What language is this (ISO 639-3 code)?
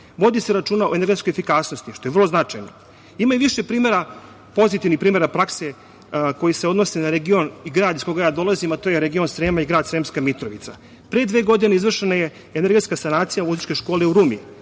srp